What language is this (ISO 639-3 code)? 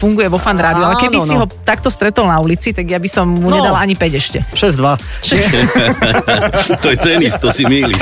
slk